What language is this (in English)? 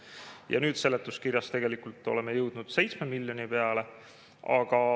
Estonian